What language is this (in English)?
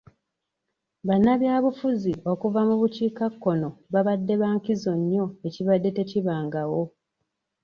Ganda